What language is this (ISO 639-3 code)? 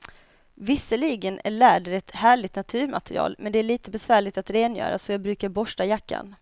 swe